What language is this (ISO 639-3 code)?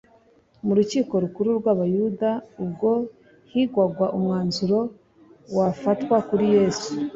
kin